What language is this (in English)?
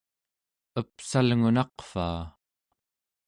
Central Yupik